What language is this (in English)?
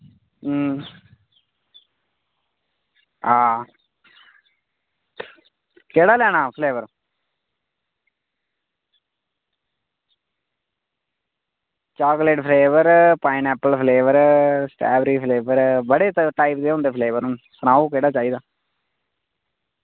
Dogri